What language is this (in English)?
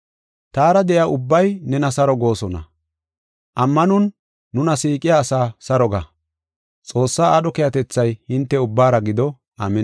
Gofa